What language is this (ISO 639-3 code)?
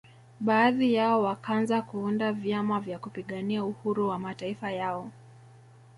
swa